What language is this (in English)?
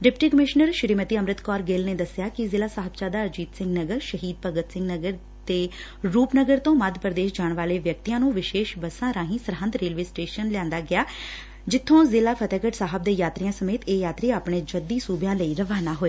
Punjabi